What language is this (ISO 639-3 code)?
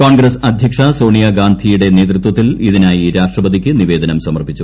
mal